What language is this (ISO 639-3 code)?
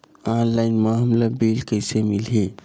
hne